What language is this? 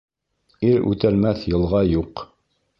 Bashkir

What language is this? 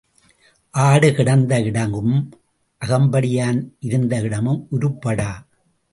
Tamil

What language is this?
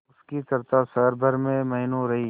Hindi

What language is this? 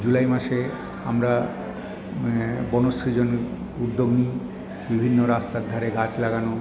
Bangla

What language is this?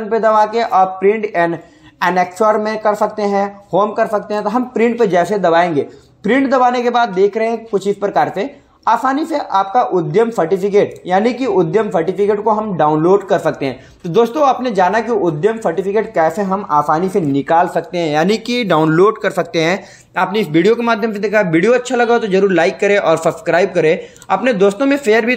Hindi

